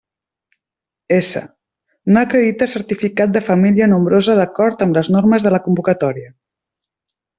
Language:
Catalan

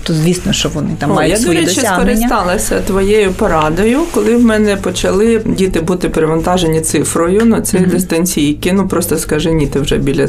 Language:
Ukrainian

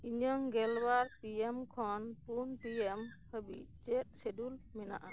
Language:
Santali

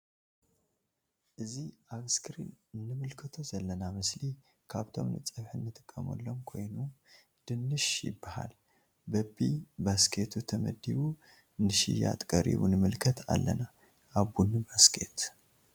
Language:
Tigrinya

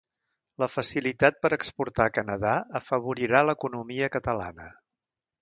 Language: Catalan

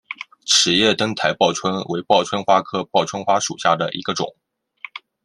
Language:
Chinese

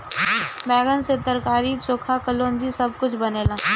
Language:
Bhojpuri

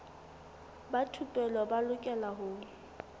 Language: Southern Sotho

